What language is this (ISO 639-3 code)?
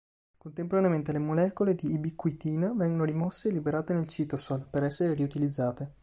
ita